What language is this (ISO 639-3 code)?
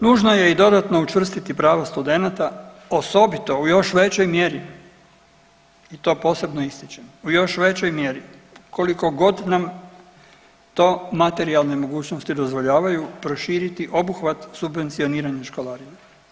hrv